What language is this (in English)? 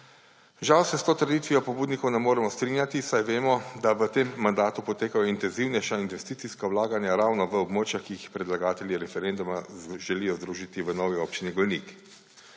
Slovenian